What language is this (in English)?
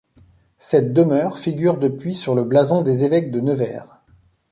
French